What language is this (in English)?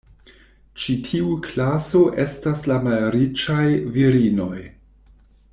Esperanto